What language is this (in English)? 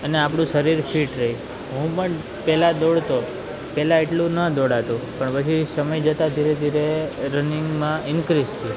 Gujarati